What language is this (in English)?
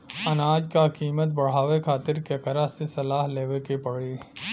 Bhojpuri